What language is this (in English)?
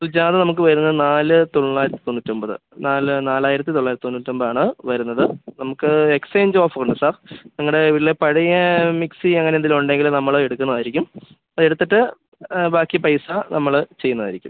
Malayalam